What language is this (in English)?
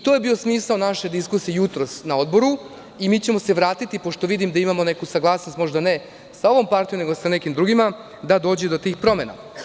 Serbian